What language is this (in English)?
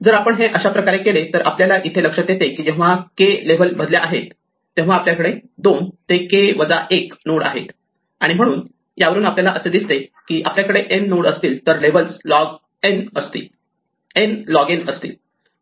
Marathi